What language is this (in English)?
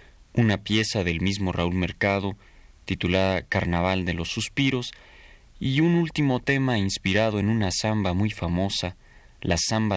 Spanish